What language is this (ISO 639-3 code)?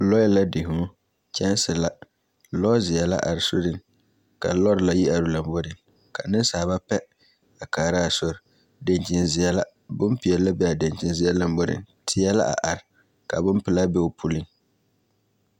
dga